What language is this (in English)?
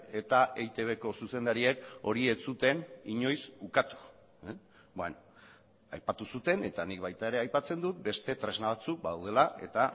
Basque